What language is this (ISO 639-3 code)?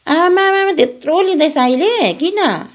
nep